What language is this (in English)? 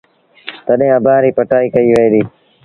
Sindhi Bhil